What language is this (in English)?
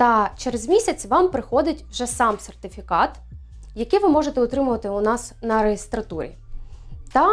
Ukrainian